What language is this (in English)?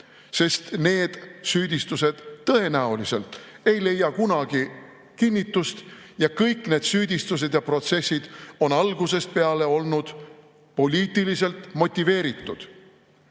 Estonian